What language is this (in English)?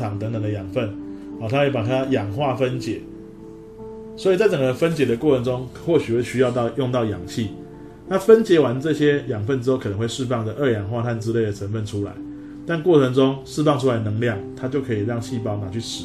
Chinese